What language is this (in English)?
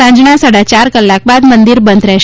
Gujarati